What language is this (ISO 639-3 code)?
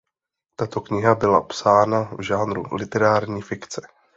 ces